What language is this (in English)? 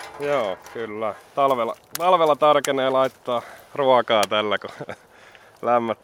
Finnish